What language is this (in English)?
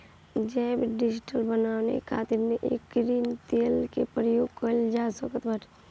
Bhojpuri